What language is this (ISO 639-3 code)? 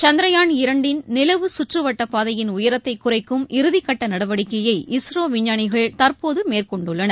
tam